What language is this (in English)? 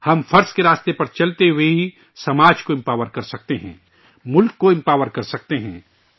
Urdu